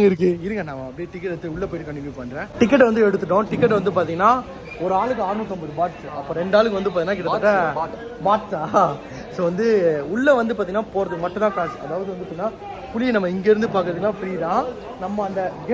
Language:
Tamil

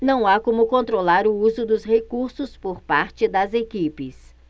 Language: Portuguese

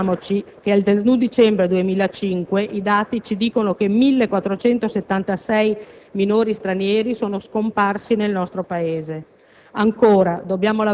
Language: Italian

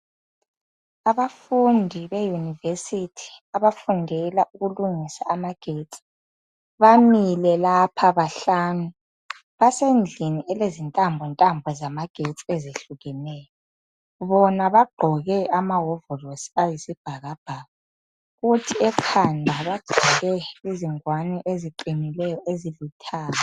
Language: North Ndebele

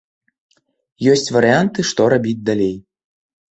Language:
Belarusian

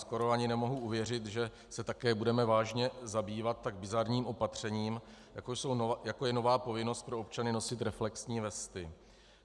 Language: Czech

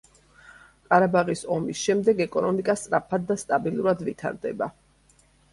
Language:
Georgian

